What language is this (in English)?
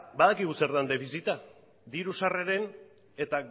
Basque